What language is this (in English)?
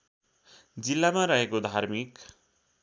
Nepali